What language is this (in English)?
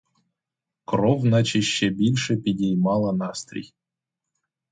Ukrainian